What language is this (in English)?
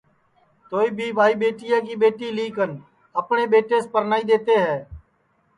Sansi